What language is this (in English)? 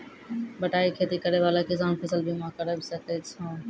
Maithili